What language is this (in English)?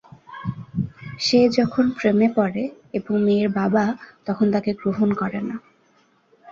Bangla